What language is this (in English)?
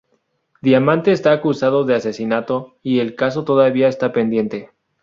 Spanish